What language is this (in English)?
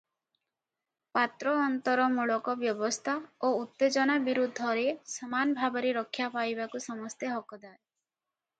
Odia